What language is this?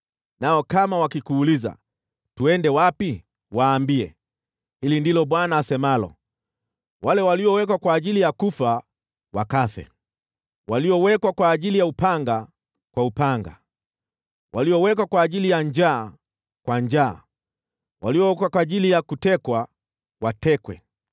Swahili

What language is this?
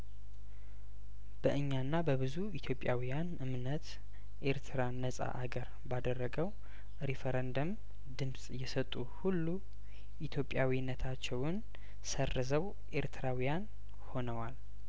Amharic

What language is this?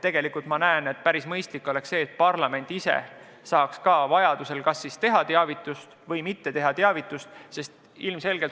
Estonian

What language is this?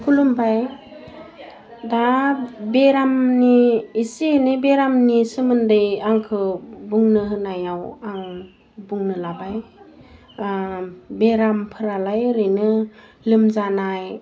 Bodo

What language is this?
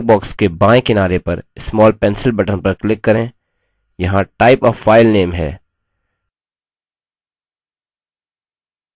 Hindi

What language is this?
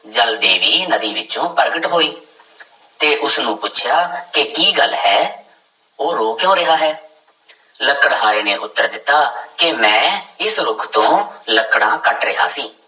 Punjabi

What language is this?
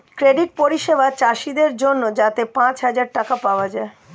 Bangla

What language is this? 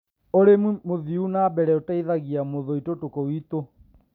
Kikuyu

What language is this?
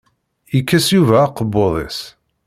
Kabyle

